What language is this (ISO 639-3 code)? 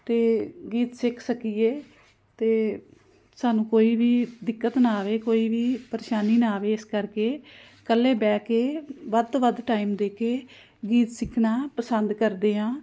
pan